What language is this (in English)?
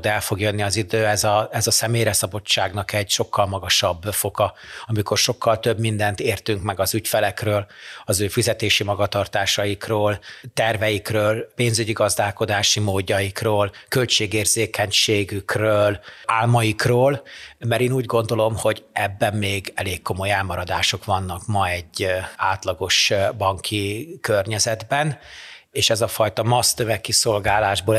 Hungarian